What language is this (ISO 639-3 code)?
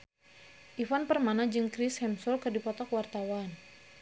sun